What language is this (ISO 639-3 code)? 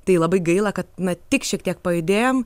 lit